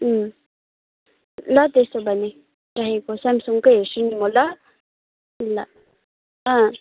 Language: Nepali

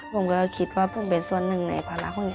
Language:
Thai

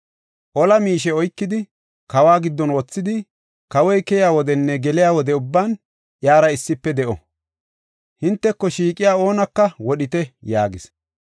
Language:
Gofa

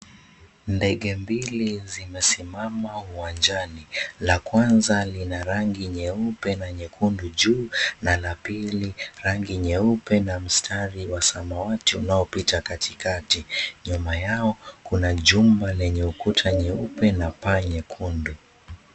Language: Swahili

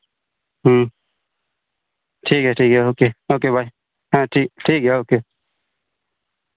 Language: Santali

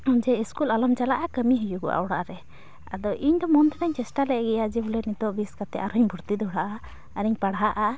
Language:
Santali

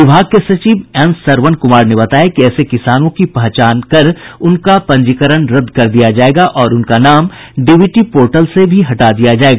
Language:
Hindi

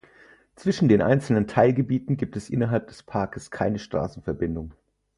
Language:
German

